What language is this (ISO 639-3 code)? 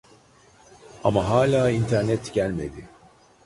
tur